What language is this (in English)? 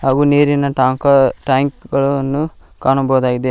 Kannada